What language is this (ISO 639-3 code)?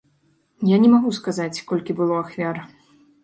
bel